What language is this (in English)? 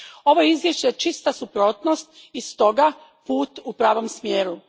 Croatian